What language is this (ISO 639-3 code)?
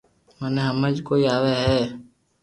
lrk